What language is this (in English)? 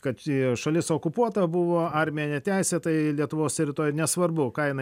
Lithuanian